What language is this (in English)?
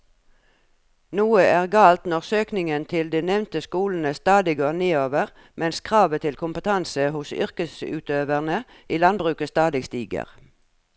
Norwegian